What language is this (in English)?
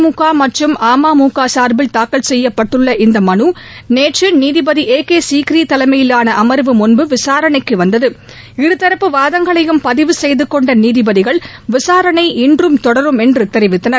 Tamil